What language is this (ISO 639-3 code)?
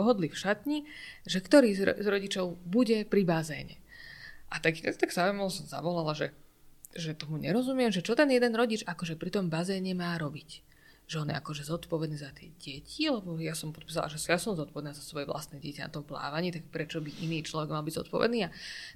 slk